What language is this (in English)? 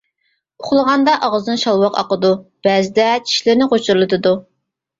Uyghur